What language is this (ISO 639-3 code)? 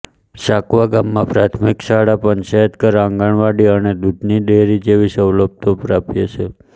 guj